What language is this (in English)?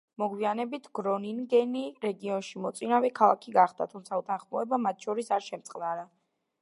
Georgian